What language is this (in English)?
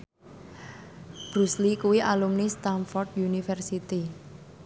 Javanese